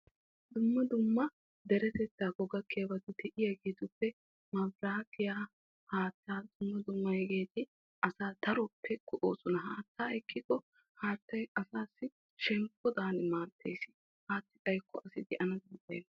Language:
Wolaytta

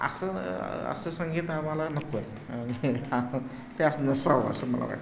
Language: Marathi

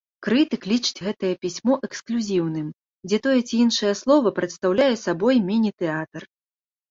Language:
Belarusian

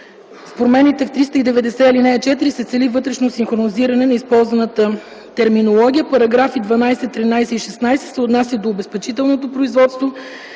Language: Bulgarian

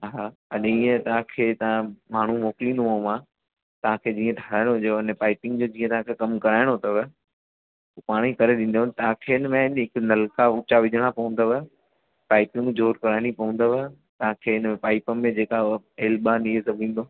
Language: Sindhi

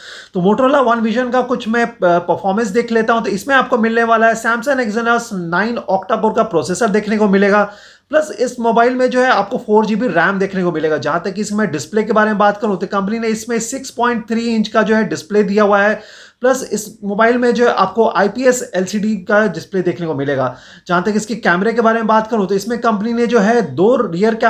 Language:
Hindi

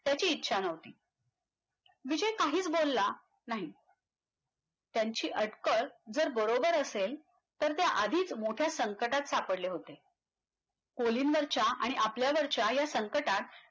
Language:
Marathi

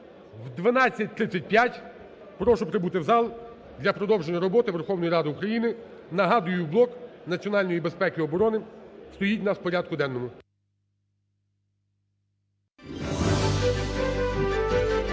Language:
Ukrainian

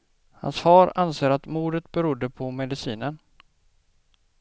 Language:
Swedish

